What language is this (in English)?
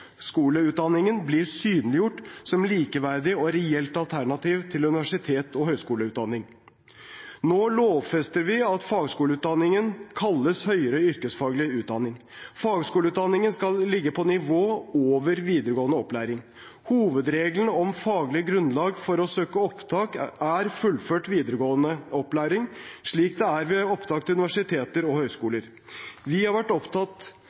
Norwegian Bokmål